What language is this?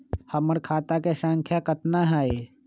Magahi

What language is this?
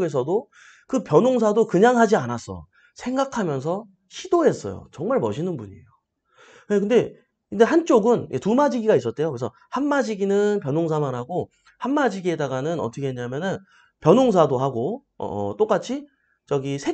Korean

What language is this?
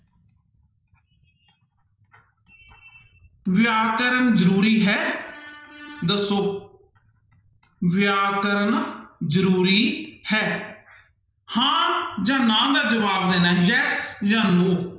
Punjabi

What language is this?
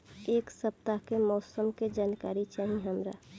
Bhojpuri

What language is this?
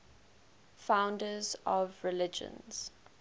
English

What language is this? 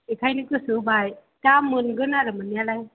Bodo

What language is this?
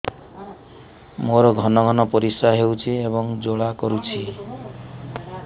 Odia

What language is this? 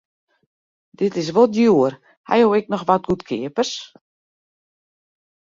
Western Frisian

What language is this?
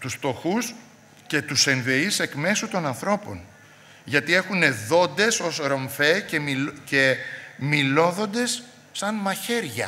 Greek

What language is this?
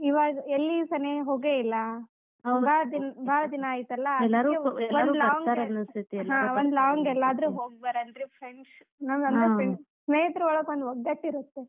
Kannada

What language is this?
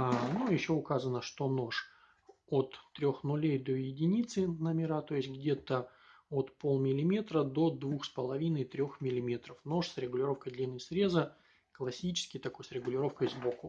Russian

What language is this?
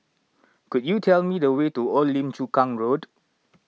English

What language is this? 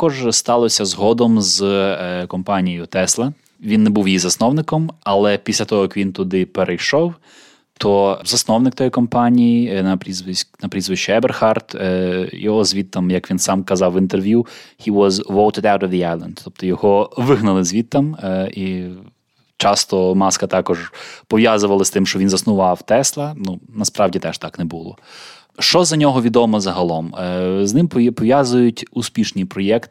Ukrainian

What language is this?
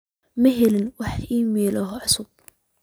Somali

